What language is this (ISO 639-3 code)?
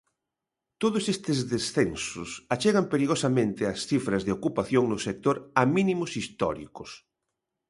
glg